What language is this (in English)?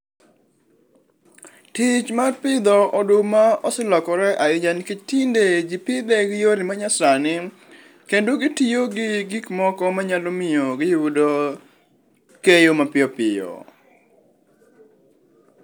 Luo (Kenya and Tanzania)